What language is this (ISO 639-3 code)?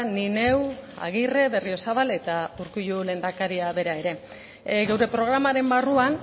eus